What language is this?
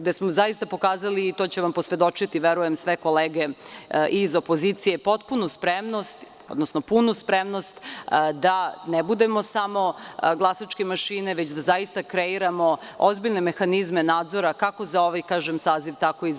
Serbian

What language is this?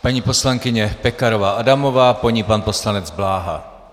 Czech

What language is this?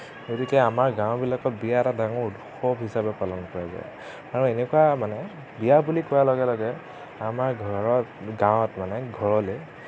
Assamese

